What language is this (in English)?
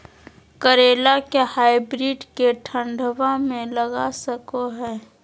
Magahi